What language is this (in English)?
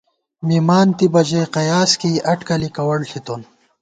Gawar-Bati